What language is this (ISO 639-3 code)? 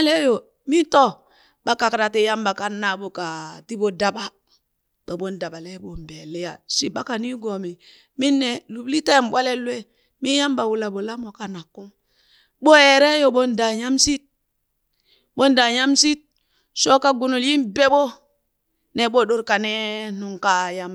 bys